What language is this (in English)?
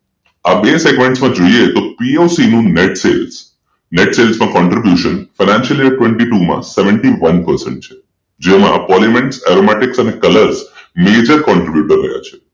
Gujarati